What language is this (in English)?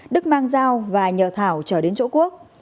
Vietnamese